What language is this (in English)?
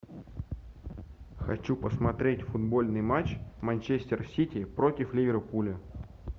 Russian